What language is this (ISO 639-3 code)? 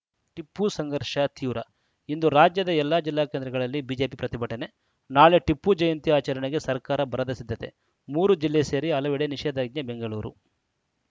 kan